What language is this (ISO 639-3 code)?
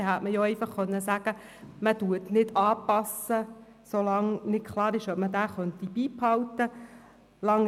gsw